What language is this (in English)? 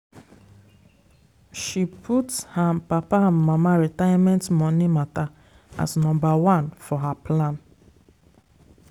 Nigerian Pidgin